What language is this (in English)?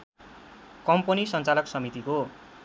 Nepali